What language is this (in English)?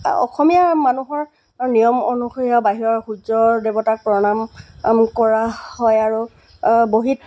Assamese